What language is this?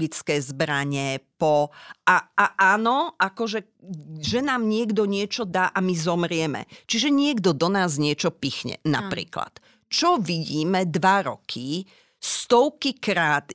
Slovak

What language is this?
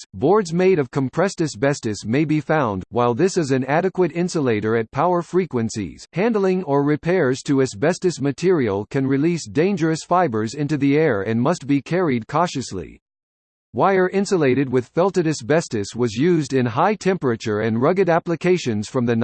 English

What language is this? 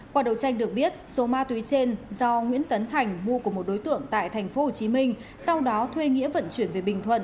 Vietnamese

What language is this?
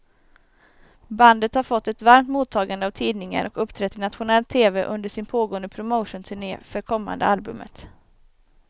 Swedish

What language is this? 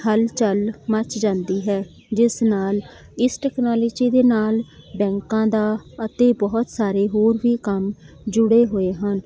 Punjabi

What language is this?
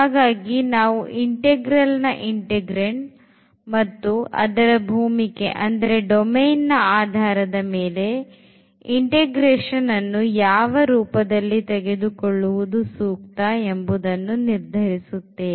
Kannada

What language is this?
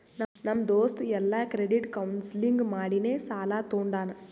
Kannada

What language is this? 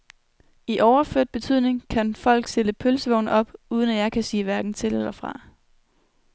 Danish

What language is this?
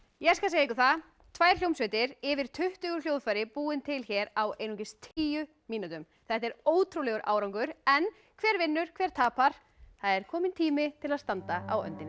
Icelandic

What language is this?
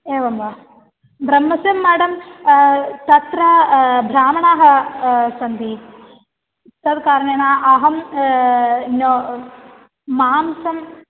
Sanskrit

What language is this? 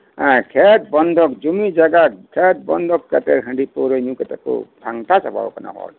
Santali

